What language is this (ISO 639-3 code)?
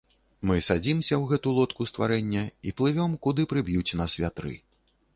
bel